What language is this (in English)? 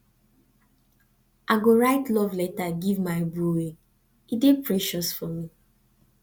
Nigerian Pidgin